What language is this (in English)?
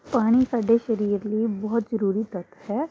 Punjabi